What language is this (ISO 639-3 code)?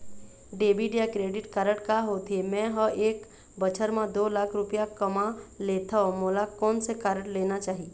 hne